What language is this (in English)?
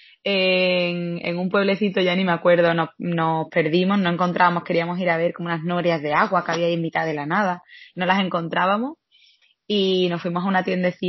Spanish